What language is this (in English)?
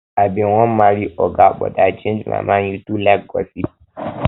Nigerian Pidgin